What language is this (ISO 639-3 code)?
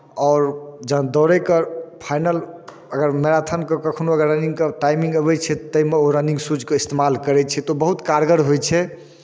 mai